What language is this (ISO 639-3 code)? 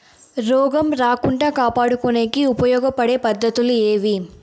tel